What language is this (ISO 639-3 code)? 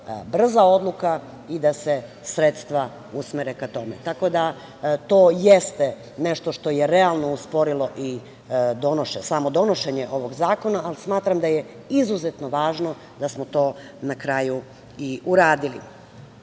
srp